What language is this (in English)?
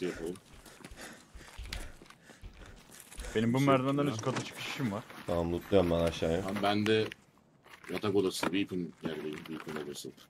Turkish